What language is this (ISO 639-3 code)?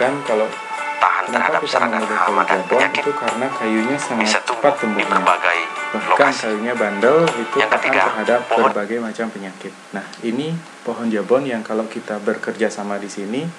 ind